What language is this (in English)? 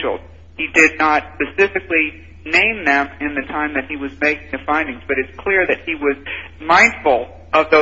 English